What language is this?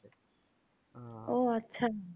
Bangla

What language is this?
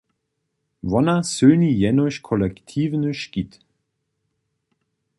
Upper Sorbian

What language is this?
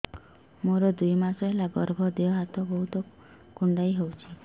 Odia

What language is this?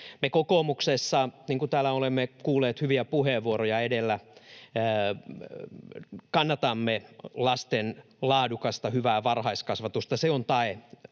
Finnish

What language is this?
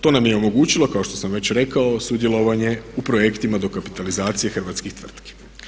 Croatian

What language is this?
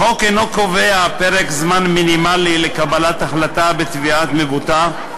Hebrew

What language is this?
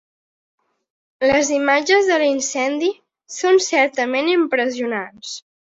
Catalan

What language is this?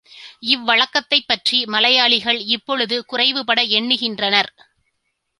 Tamil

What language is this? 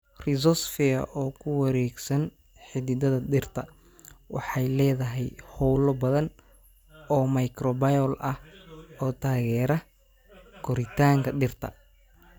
Somali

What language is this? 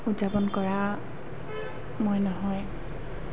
Assamese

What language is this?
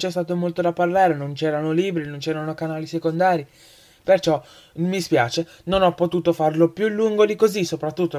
Italian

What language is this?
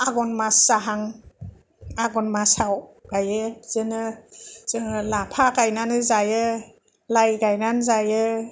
Bodo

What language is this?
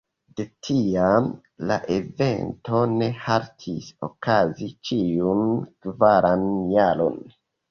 Esperanto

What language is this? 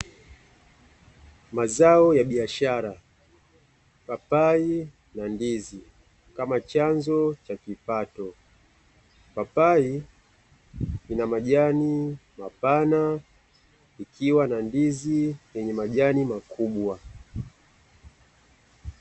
Swahili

